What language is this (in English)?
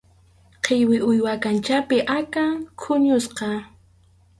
Arequipa-La Unión Quechua